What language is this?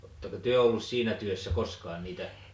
Finnish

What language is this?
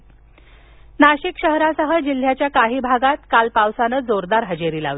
Marathi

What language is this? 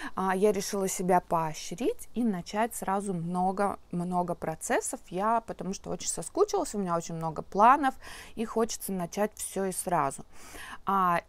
Russian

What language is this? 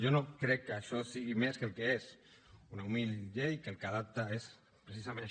Catalan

